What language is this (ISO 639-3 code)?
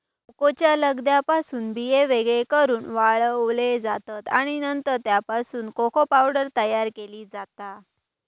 mar